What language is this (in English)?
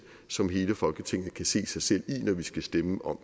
Danish